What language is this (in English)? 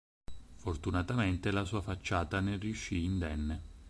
Italian